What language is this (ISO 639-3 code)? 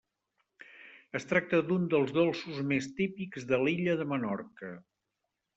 cat